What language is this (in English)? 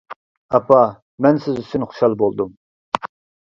Uyghur